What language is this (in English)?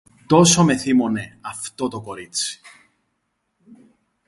Greek